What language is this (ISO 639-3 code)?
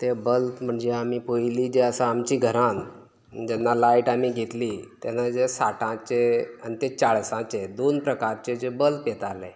kok